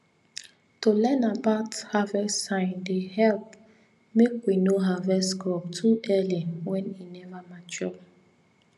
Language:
Nigerian Pidgin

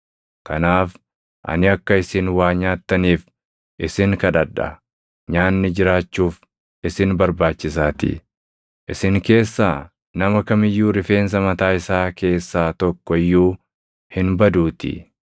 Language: Oromo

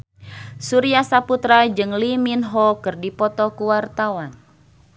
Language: Sundanese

